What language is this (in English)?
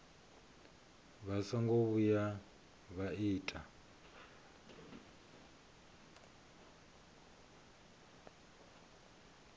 Venda